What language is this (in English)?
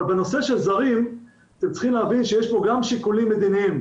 Hebrew